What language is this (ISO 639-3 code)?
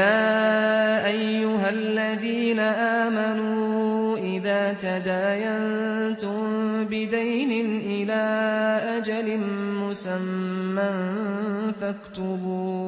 ara